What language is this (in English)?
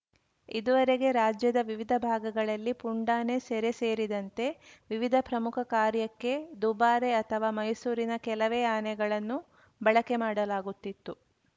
Kannada